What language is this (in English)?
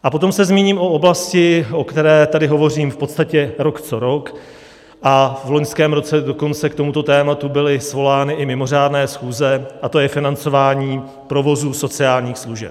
Czech